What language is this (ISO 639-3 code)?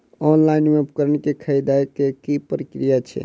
mai